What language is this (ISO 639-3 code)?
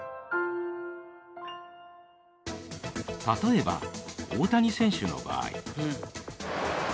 jpn